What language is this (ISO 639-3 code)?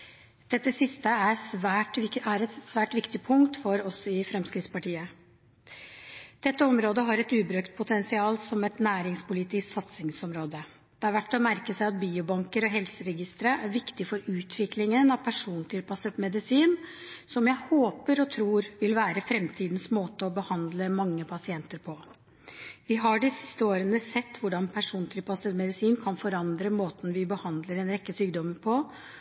nob